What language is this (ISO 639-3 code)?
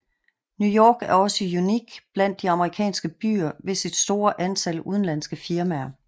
dan